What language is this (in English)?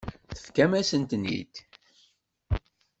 Kabyle